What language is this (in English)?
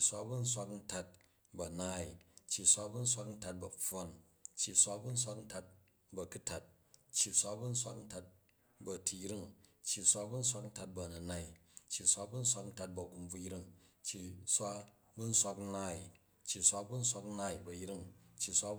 Jju